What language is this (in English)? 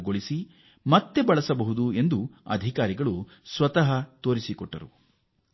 Kannada